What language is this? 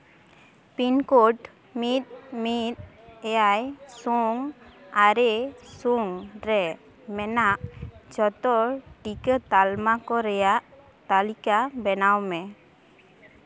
Santali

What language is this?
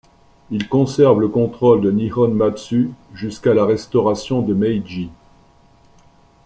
French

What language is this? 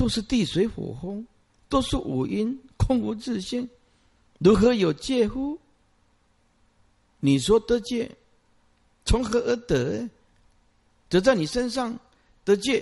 Chinese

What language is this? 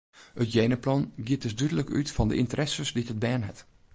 Western Frisian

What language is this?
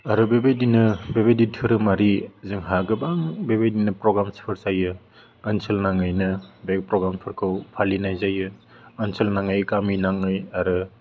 Bodo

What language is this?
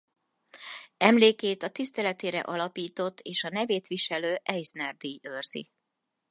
Hungarian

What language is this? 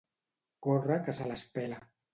Catalan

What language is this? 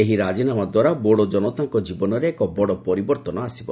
Odia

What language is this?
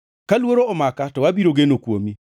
Luo (Kenya and Tanzania)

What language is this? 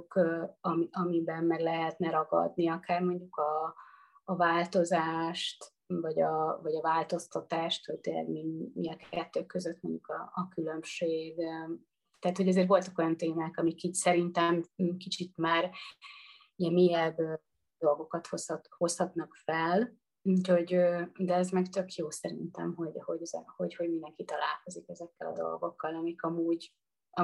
Hungarian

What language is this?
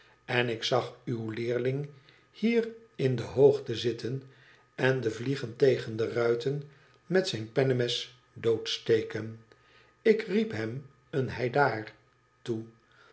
Dutch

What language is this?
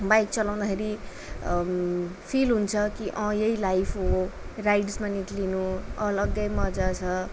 Nepali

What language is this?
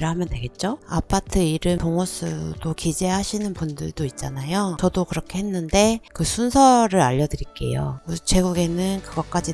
Korean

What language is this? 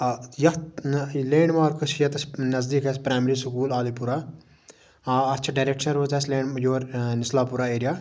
Kashmiri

